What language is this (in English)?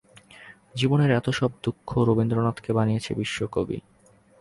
Bangla